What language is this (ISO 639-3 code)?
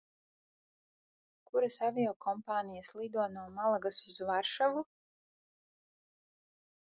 lav